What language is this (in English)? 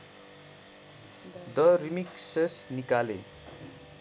Nepali